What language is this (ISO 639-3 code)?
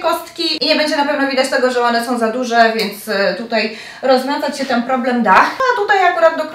pol